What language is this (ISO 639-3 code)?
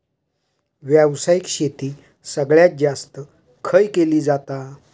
mar